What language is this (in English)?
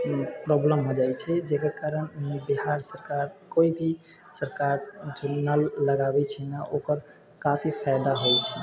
Maithili